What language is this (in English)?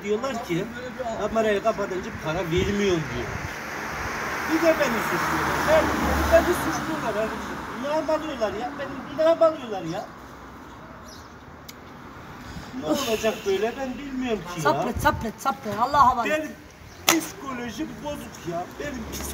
Turkish